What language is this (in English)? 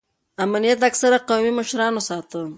Pashto